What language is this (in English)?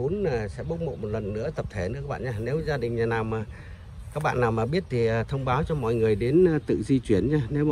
Vietnamese